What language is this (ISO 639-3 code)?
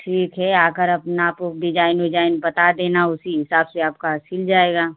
hin